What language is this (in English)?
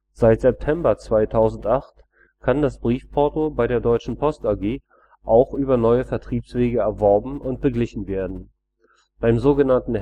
German